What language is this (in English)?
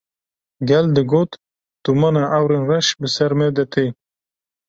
Kurdish